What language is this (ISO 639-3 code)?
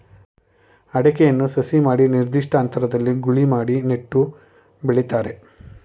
kan